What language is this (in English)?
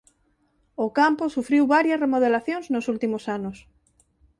Galician